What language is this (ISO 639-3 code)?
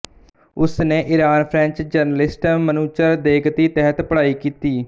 pan